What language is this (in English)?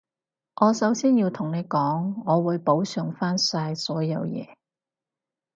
Cantonese